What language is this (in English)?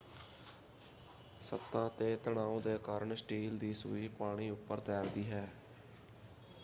Punjabi